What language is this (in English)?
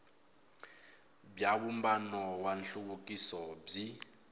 Tsonga